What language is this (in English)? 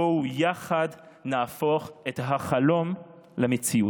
Hebrew